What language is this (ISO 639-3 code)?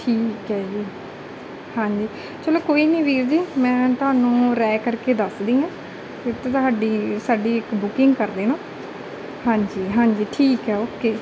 pan